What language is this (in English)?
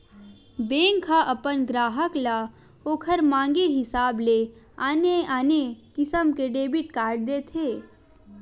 Chhattisgarhi